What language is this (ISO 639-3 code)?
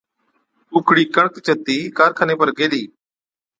odk